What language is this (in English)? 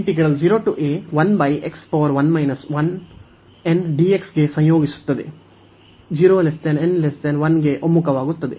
Kannada